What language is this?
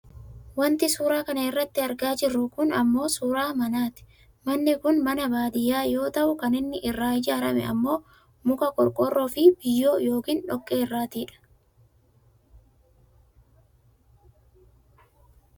Oromo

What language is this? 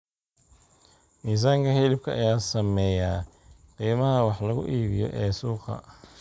Somali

